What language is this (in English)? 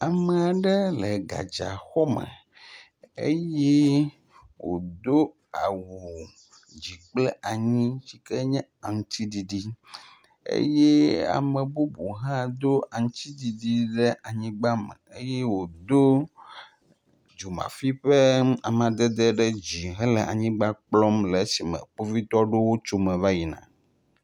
Ewe